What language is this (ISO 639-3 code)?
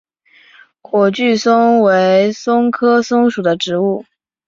zho